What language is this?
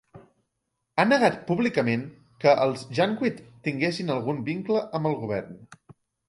Catalan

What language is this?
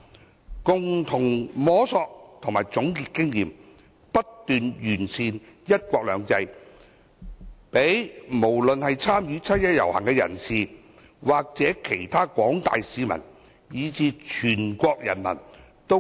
Cantonese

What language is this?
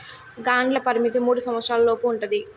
Telugu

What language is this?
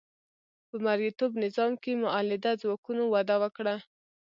Pashto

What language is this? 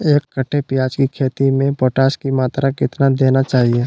Magahi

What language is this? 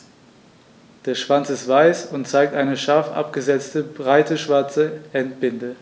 German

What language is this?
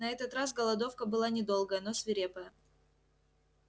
Russian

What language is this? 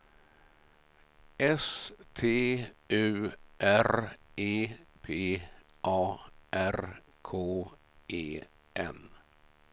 Swedish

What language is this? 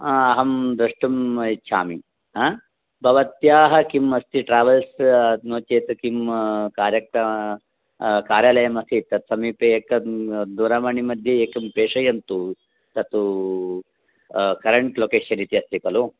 Sanskrit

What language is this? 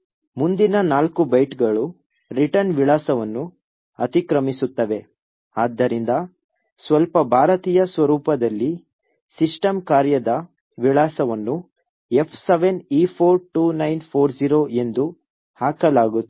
Kannada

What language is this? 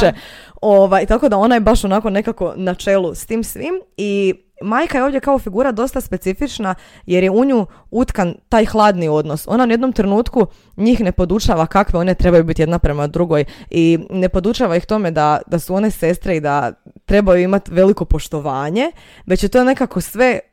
Croatian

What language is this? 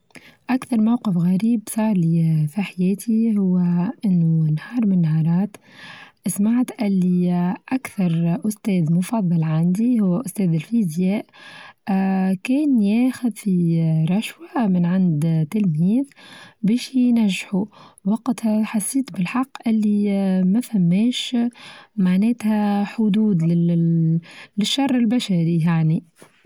Tunisian Arabic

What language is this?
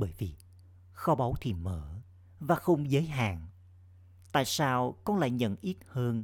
Vietnamese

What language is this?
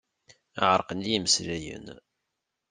Kabyle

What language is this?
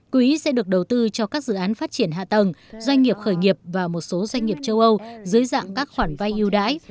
Vietnamese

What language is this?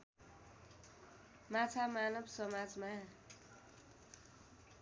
Nepali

